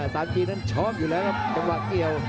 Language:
Thai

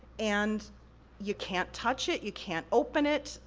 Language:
English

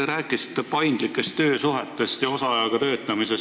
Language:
Estonian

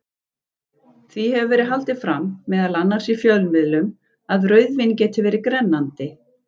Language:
Icelandic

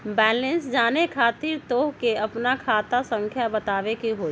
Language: Magahi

